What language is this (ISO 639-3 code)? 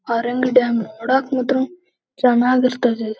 kan